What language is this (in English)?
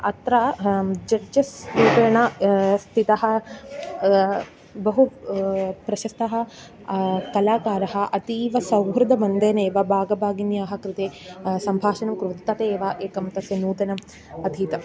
Sanskrit